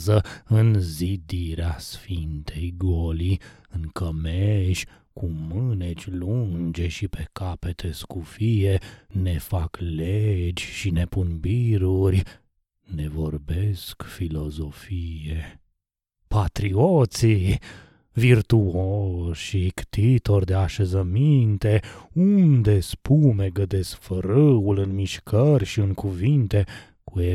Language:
Romanian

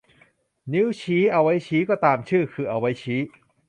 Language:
Thai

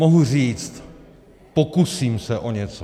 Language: Czech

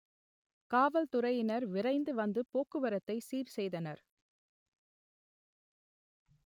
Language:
Tamil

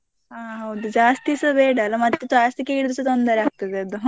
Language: Kannada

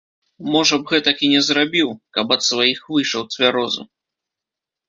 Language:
Belarusian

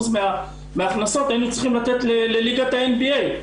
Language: Hebrew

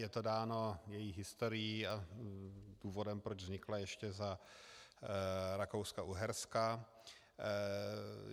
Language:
Czech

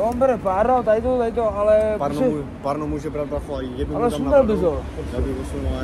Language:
Czech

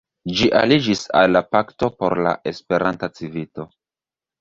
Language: Esperanto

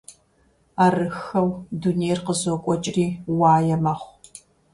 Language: Kabardian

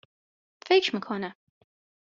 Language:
Persian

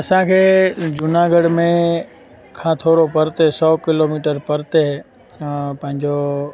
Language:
Sindhi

